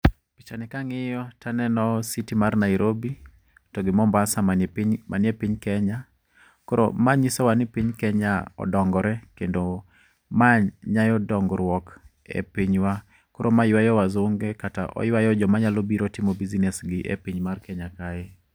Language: Luo (Kenya and Tanzania)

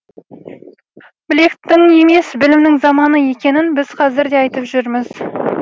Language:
Kazakh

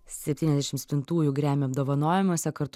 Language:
Lithuanian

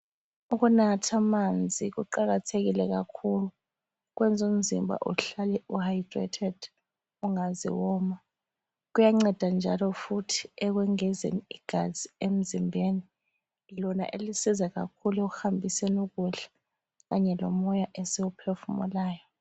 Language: North Ndebele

